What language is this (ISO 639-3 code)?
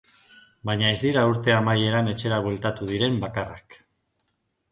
eus